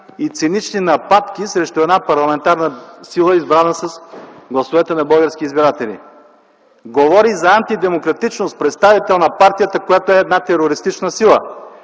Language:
Bulgarian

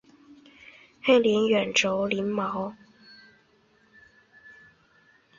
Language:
Chinese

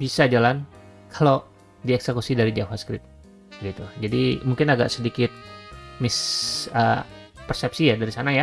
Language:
Indonesian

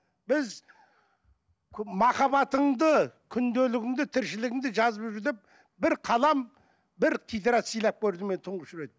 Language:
Kazakh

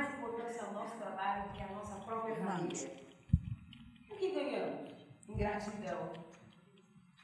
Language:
Portuguese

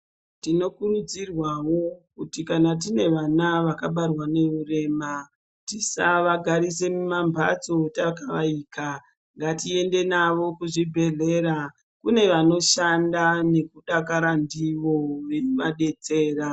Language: Ndau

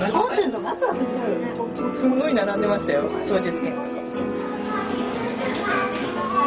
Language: Japanese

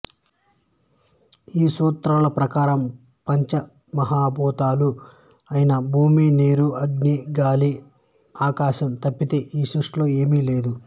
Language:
Telugu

